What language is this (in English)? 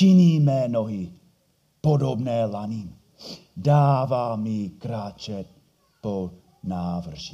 Czech